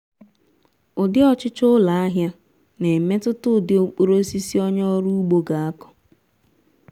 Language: Igbo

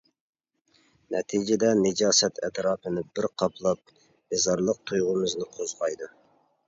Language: Uyghur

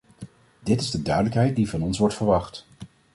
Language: Dutch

